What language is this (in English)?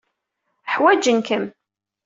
Kabyle